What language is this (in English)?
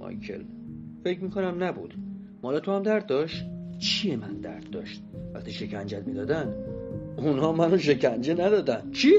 Persian